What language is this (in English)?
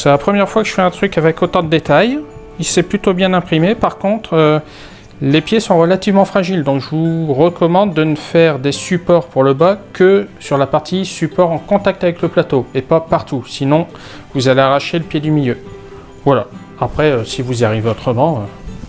French